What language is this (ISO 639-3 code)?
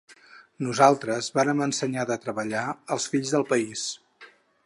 cat